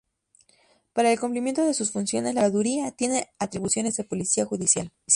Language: Spanish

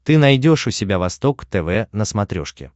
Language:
Russian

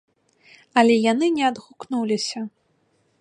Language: Belarusian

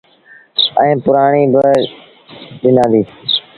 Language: Sindhi Bhil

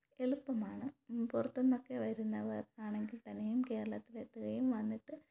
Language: Malayalam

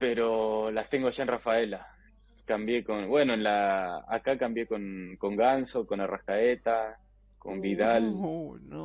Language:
Spanish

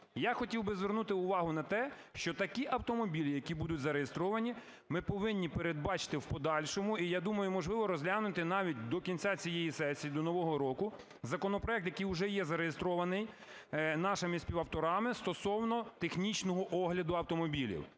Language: Ukrainian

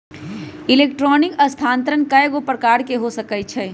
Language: Magahi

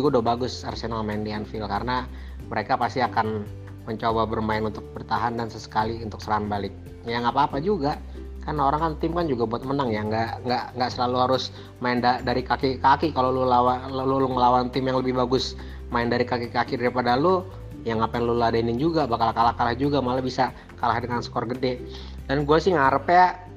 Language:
Indonesian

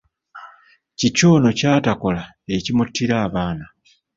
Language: Ganda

